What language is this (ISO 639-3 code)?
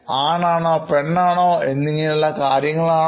mal